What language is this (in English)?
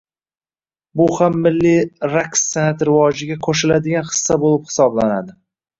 Uzbek